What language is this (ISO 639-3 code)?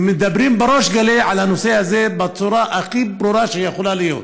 heb